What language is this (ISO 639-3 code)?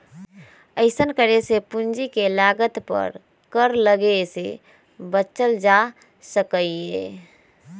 mag